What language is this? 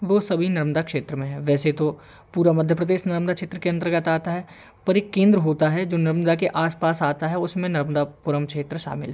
Hindi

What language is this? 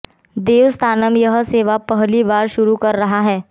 Hindi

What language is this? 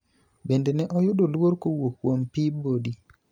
Luo (Kenya and Tanzania)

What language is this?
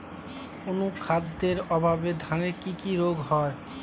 Bangla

